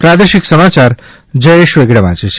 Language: Gujarati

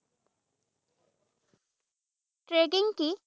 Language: Assamese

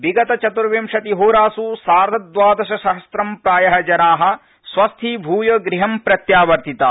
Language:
Sanskrit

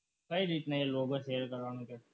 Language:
Gujarati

